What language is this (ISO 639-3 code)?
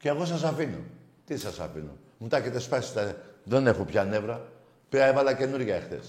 ell